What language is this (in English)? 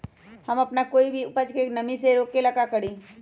Magahi